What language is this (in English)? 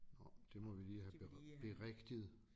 Danish